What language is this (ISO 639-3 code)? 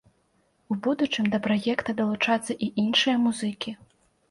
bel